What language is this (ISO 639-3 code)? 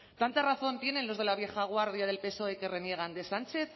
spa